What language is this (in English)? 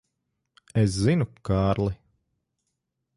Latvian